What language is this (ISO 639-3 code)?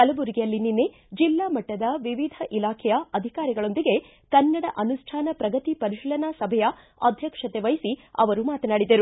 kan